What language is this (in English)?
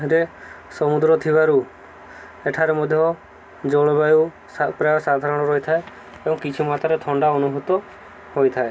Odia